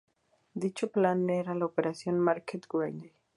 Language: Spanish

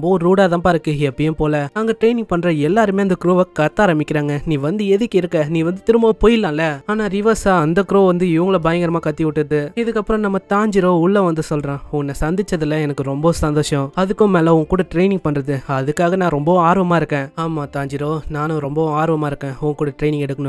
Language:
Tamil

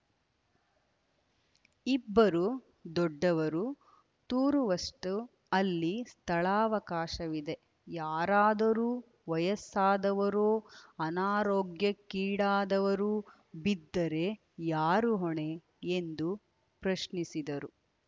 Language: Kannada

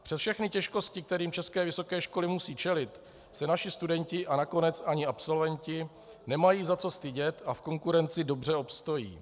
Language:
Czech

